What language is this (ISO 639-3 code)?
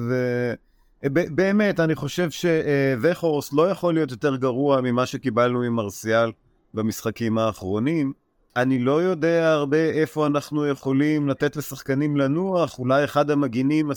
heb